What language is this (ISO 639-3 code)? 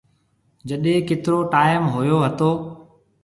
mve